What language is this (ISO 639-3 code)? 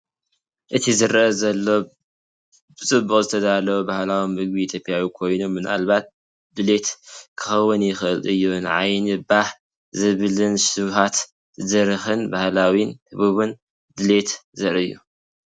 tir